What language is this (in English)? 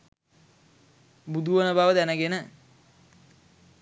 Sinhala